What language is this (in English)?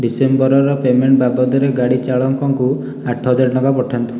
Odia